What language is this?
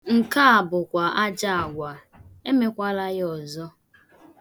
Igbo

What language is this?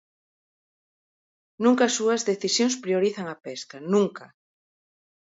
Galician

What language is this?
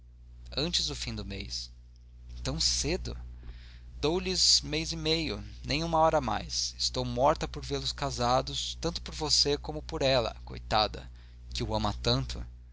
Portuguese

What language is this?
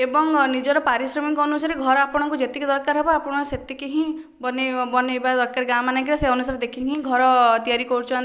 Odia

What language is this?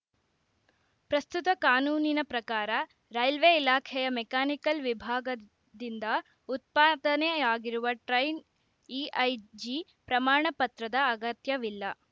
Kannada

